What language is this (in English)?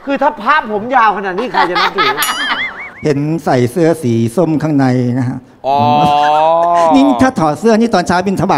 Thai